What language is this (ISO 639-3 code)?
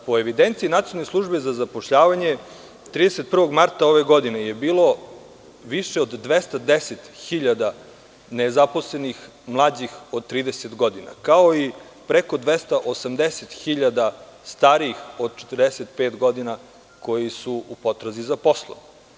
srp